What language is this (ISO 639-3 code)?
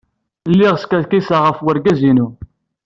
kab